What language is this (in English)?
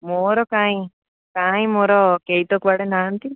Odia